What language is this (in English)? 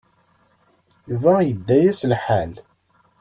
Kabyle